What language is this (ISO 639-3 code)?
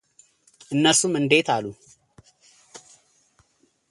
amh